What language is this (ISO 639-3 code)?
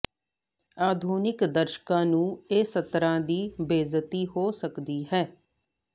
pan